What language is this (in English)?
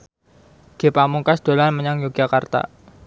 Javanese